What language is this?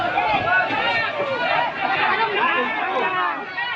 Indonesian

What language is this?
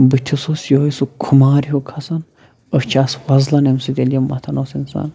Kashmiri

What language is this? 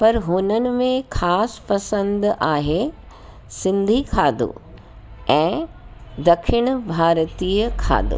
Sindhi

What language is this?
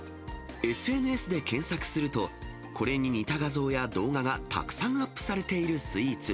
Japanese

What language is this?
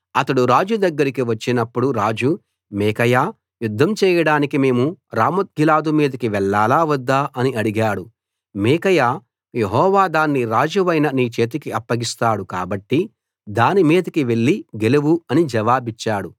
Telugu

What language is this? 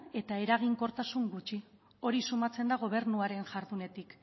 Basque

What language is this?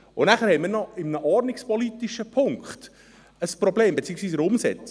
Swiss German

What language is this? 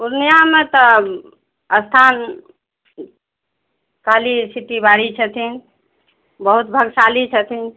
Maithili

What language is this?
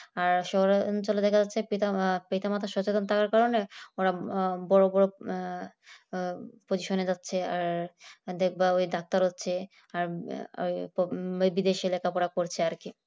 Bangla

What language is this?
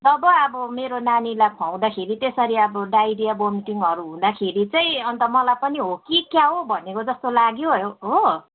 Nepali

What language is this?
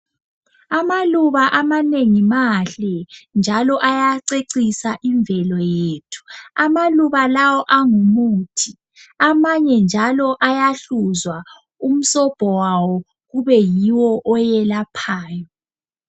North Ndebele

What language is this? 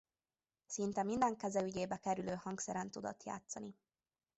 Hungarian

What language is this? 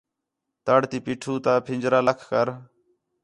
Khetrani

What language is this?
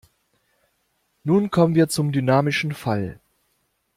German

